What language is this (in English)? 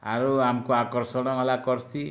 Odia